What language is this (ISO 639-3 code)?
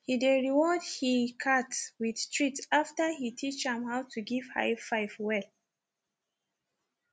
pcm